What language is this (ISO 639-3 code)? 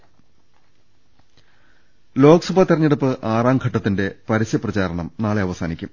mal